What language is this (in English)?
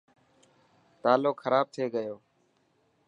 Dhatki